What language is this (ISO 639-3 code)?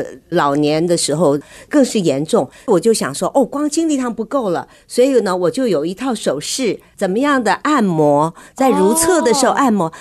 zho